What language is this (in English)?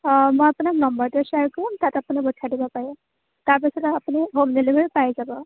Assamese